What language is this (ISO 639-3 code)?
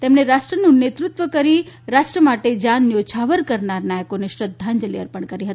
guj